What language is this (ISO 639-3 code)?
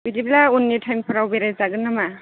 brx